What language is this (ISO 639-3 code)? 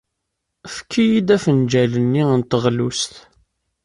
kab